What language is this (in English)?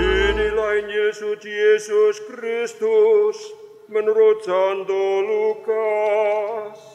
Indonesian